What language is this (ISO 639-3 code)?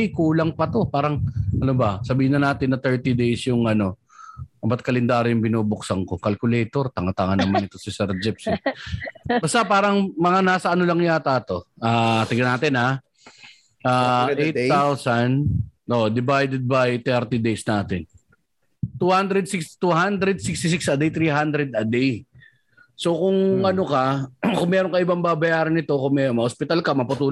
fil